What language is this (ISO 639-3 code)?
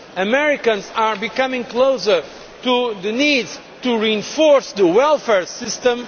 eng